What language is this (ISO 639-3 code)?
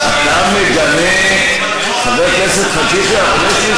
heb